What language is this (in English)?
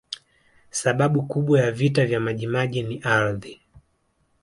Swahili